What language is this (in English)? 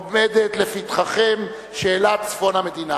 Hebrew